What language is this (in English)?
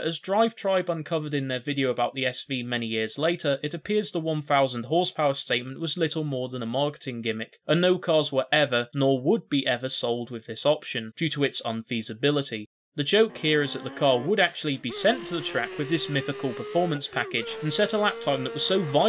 English